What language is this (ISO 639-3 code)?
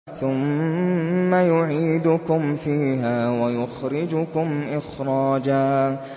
ara